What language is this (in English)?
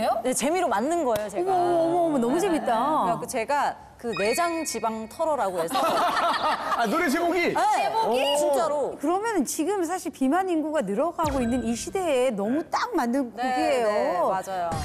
Korean